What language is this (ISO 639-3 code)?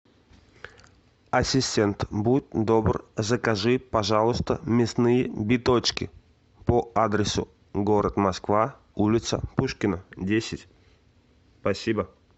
rus